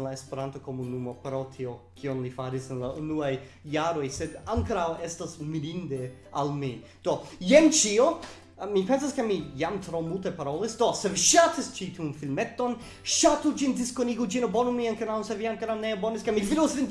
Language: Italian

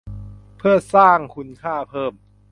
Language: Thai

